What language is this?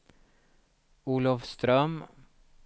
Swedish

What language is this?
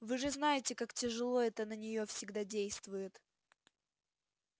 Russian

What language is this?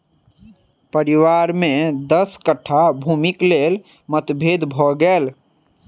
Maithili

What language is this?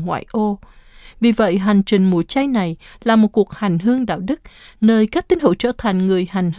Vietnamese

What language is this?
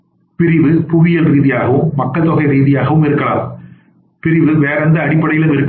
Tamil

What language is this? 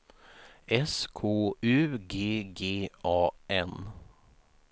Swedish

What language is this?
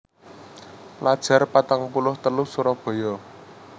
Javanese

